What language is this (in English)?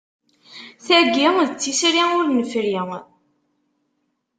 Kabyle